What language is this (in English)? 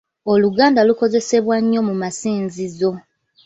Ganda